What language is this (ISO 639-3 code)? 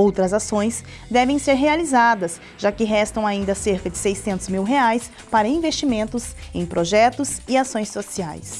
por